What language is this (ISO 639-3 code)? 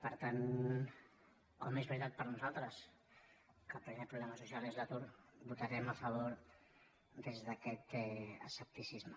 cat